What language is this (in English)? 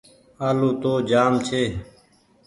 Goaria